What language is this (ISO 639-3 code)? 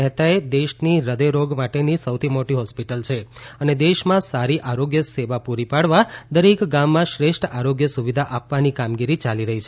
guj